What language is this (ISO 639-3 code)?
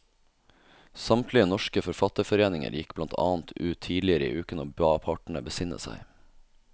nor